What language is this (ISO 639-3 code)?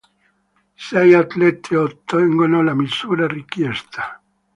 ita